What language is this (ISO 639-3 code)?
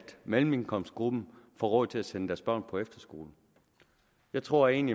dan